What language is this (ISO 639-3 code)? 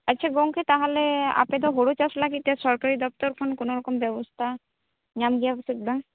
sat